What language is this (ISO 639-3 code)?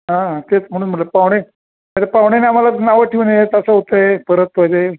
mar